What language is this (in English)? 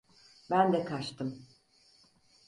Turkish